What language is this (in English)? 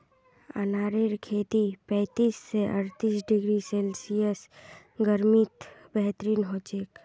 Magahi